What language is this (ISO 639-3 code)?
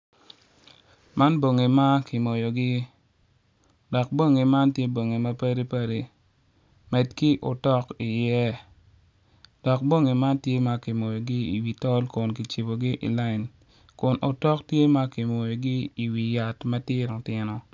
ach